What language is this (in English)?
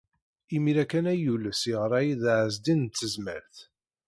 Kabyle